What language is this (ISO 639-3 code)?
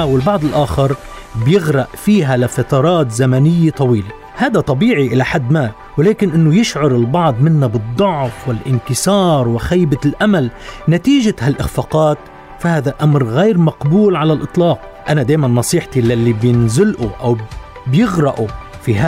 ara